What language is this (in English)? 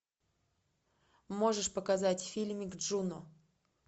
Russian